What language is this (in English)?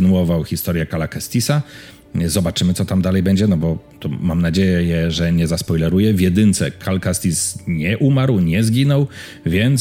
Polish